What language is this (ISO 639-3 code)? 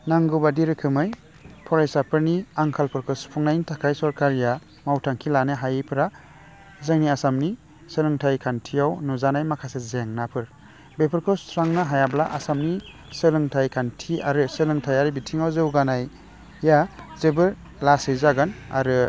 brx